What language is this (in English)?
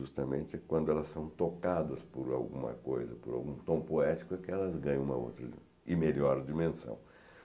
Portuguese